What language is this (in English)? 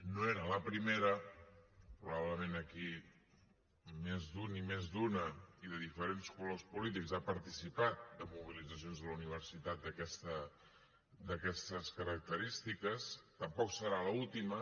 Catalan